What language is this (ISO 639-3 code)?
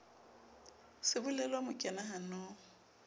sot